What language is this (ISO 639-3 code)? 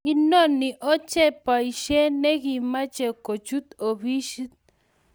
kln